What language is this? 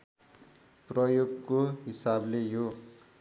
Nepali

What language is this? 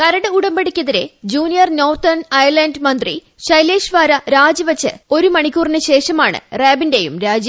Malayalam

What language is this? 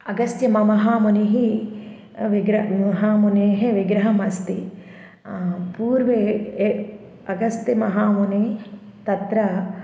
Sanskrit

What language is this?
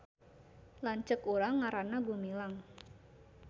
Sundanese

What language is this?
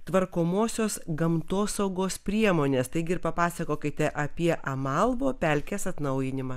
Lithuanian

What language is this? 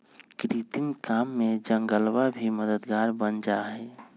Magahi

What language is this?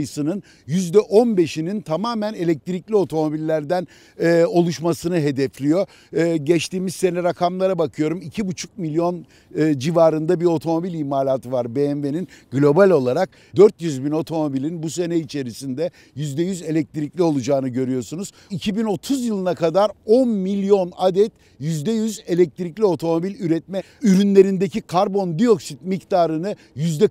Turkish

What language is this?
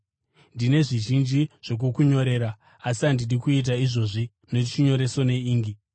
Shona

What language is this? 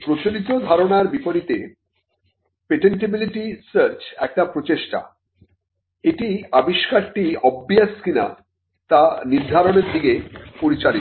Bangla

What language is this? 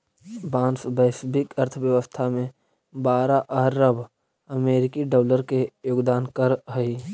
Magahi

